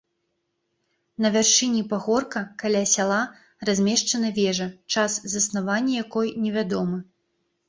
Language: Belarusian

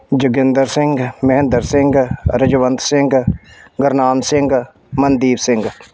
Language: Punjabi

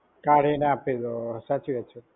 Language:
Gujarati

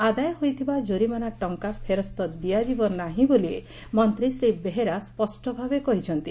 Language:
Odia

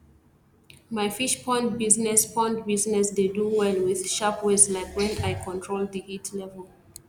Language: Nigerian Pidgin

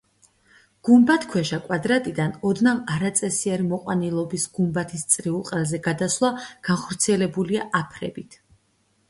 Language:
Georgian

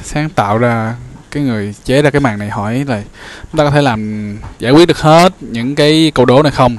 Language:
Vietnamese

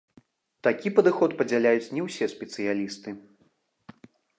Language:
Belarusian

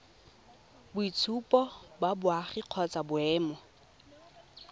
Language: Tswana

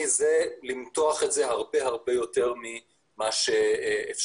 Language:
Hebrew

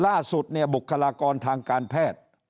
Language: Thai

